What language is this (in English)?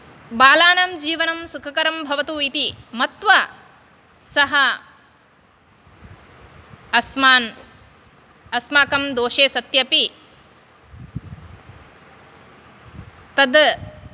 Sanskrit